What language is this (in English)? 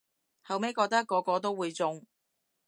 Cantonese